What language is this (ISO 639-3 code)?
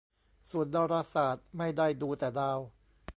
tha